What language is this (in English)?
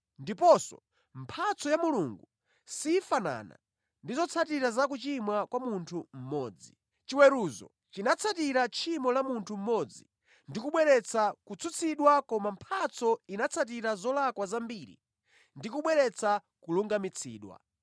Nyanja